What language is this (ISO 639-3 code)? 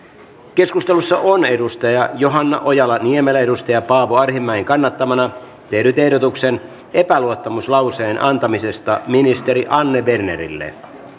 fin